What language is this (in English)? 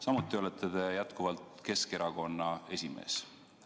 Estonian